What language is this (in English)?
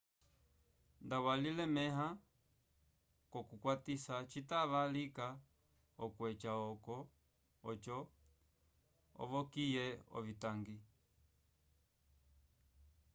Umbundu